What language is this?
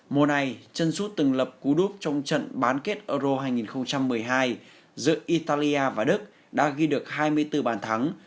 Vietnamese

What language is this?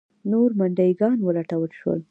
Pashto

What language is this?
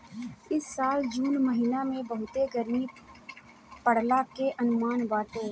Bhojpuri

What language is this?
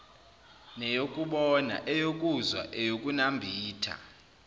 Zulu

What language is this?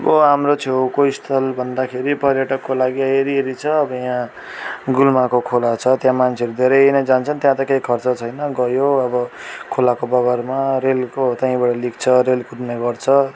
Nepali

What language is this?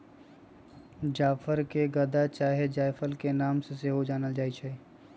Magahi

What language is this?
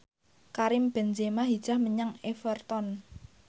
Javanese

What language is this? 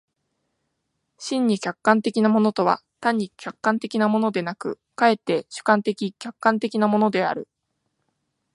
Japanese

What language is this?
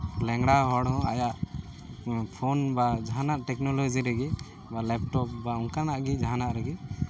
Santali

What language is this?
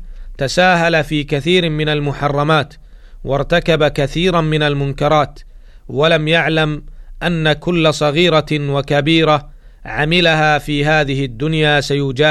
Arabic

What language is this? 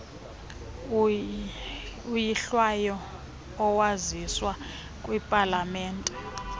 Xhosa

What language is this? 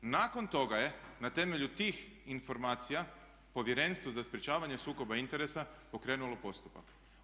Croatian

